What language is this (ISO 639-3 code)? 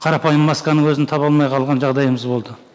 kaz